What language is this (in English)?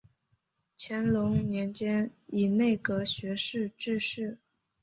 Chinese